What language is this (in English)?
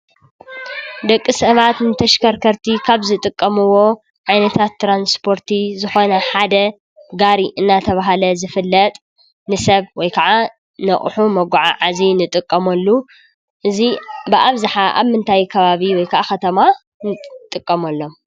Tigrinya